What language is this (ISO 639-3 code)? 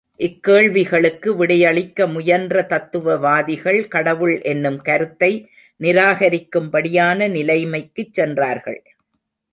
tam